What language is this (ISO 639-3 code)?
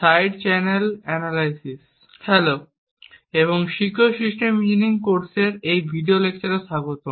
ben